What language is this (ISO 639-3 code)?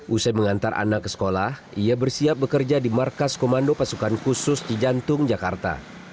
ind